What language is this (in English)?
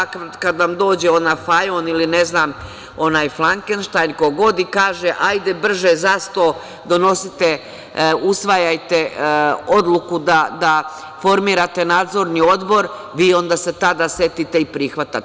Serbian